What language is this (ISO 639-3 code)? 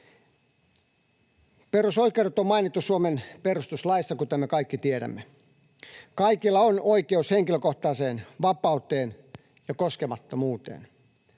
fin